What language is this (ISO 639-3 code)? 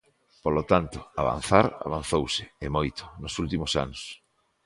glg